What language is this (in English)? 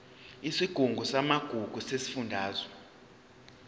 Zulu